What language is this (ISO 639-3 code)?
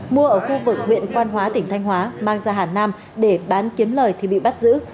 vie